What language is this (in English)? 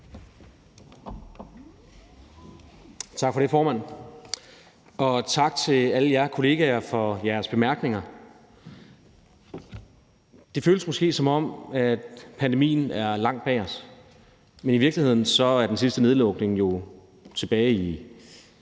Danish